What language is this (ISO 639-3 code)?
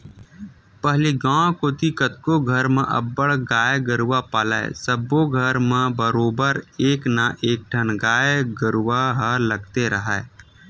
hne